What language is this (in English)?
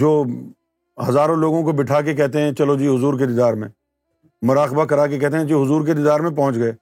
Urdu